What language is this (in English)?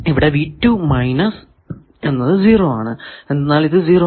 Malayalam